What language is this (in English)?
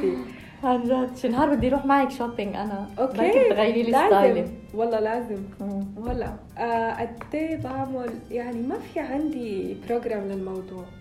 Arabic